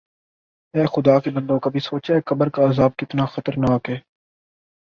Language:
Urdu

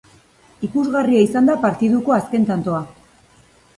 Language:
Basque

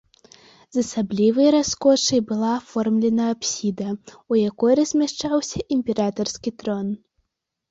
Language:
Belarusian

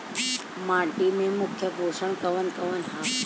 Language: Bhojpuri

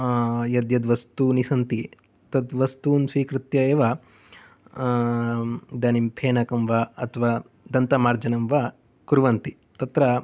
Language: Sanskrit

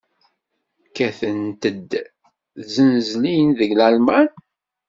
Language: Kabyle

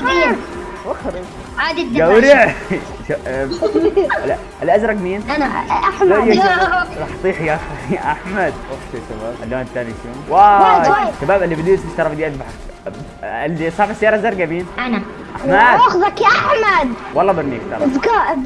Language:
Arabic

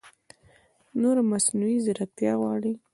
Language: Pashto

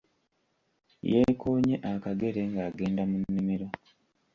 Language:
Ganda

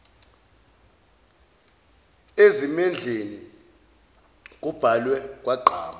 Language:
Zulu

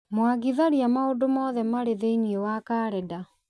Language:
Kikuyu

